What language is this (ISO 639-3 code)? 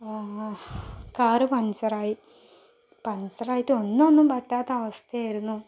mal